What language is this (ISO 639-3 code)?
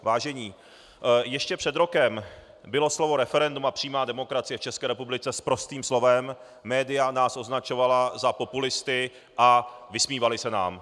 ces